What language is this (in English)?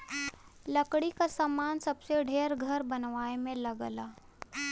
Bhojpuri